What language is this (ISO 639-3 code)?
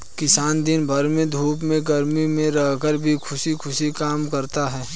hin